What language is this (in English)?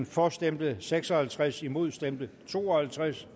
Danish